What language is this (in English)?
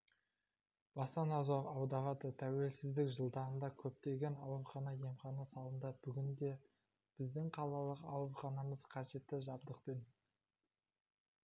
Kazakh